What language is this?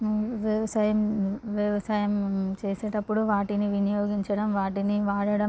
Telugu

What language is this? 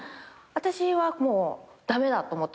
Japanese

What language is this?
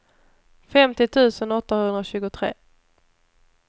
Swedish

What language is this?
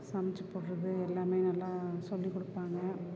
Tamil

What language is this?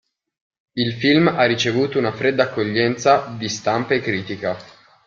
Italian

